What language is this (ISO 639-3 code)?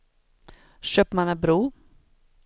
swe